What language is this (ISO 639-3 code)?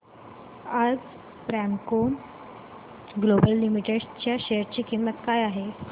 mar